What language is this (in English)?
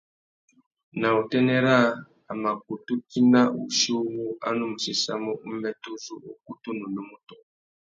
Tuki